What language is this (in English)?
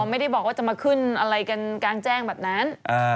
Thai